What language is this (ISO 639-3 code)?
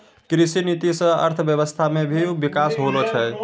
mai